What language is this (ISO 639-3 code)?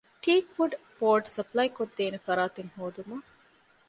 div